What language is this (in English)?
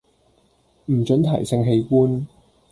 Cantonese